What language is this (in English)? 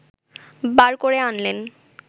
Bangla